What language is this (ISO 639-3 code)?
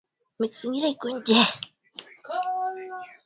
swa